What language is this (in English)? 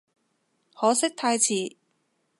Cantonese